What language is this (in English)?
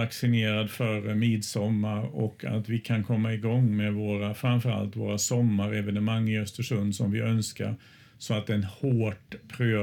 Swedish